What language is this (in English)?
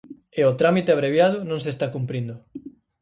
Galician